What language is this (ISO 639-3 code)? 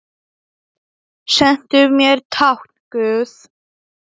isl